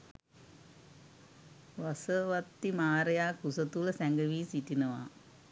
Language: Sinhala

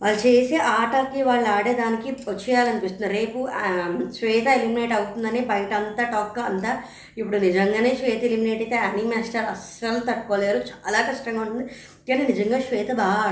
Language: Telugu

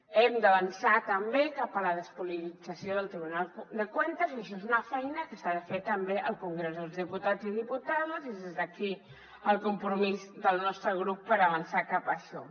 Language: Catalan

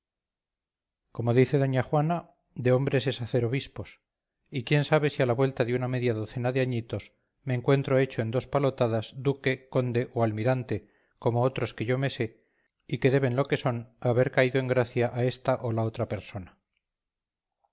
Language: Spanish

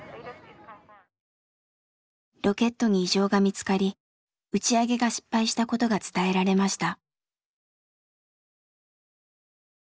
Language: Japanese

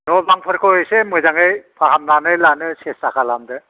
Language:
Bodo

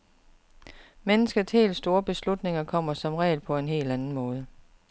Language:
Danish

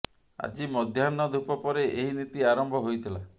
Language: Odia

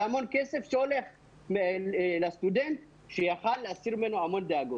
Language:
Hebrew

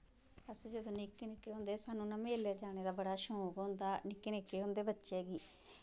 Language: Dogri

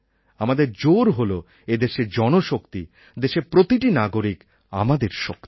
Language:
Bangla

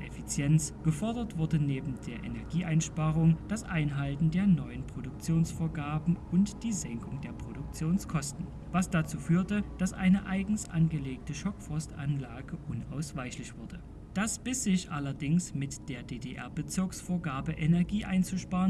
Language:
German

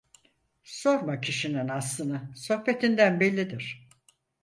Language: Turkish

